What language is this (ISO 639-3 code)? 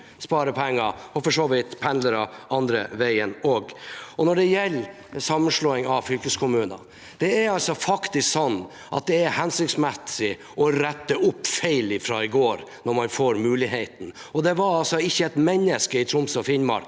nor